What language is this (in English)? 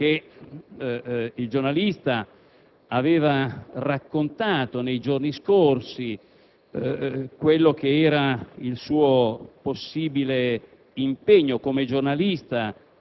Italian